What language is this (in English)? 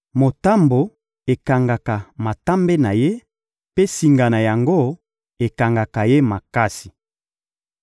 Lingala